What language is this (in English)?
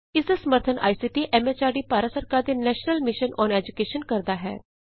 Punjabi